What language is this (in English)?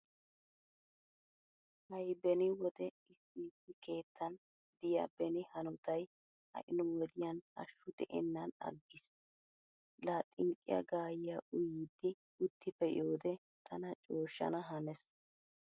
Wolaytta